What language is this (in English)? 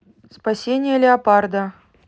Russian